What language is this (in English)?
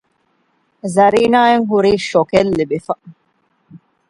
Divehi